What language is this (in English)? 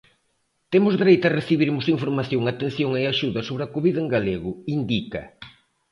Galician